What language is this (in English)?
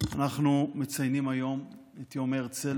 Hebrew